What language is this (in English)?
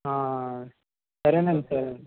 Telugu